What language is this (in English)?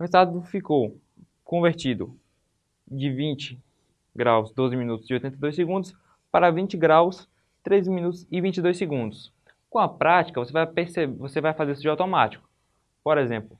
Portuguese